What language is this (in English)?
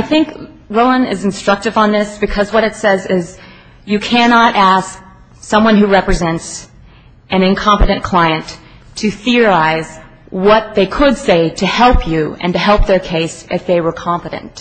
English